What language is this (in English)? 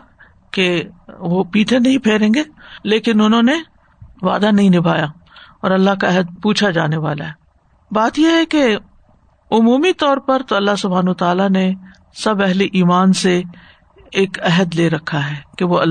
Urdu